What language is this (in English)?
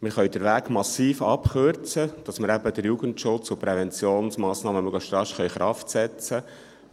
Swiss German